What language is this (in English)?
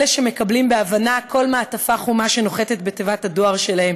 Hebrew